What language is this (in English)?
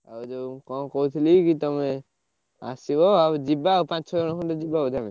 Odia